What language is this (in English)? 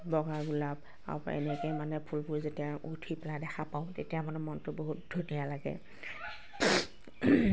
Assamese